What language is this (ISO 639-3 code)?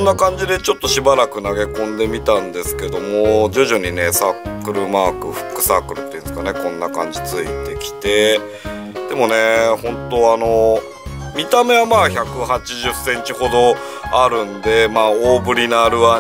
jpn